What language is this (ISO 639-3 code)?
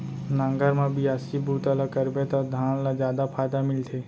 hne